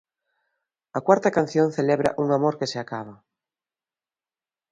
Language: Galician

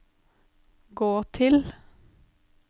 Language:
Norwegian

